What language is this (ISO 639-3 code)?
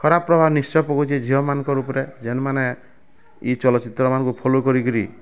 ori